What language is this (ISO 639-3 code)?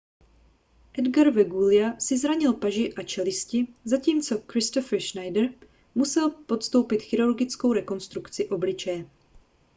ces